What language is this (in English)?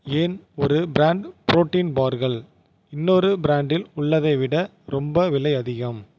Tamil